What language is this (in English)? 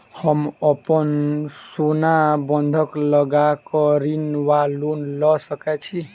Maithili